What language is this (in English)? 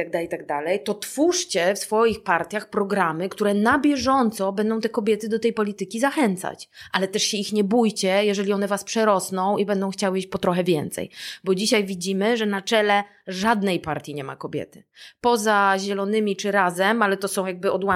Polish